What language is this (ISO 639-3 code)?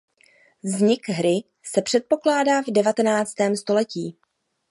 ces